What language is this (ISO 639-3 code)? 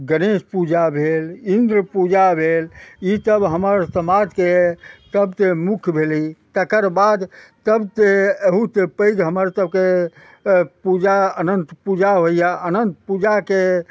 mai